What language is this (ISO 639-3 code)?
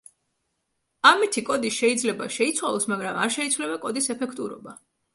kat